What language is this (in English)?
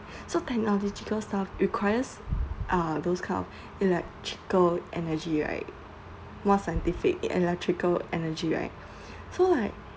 English